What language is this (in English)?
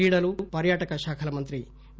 Telugu